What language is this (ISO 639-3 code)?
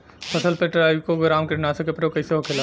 bho